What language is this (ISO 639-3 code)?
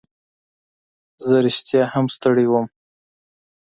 pus